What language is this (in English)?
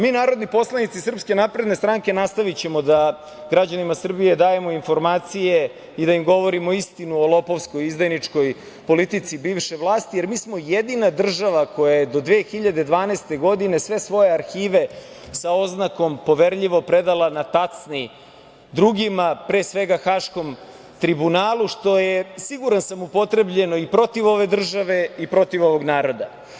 Serbian